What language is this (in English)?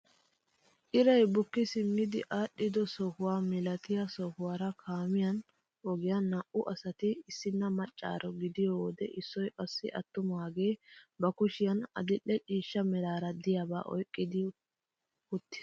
Wolaytta